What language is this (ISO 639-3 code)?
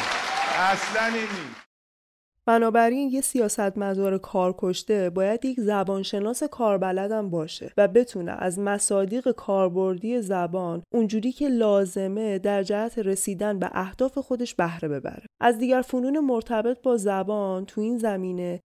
fas